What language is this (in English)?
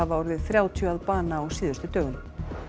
Icelandic